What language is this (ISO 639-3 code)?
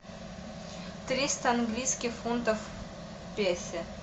rus